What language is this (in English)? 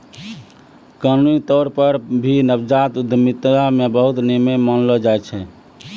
Maithili